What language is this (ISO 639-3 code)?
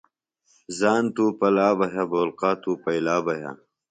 phl